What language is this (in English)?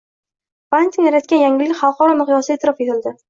Uzbek